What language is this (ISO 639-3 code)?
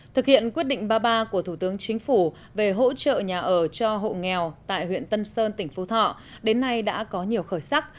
vie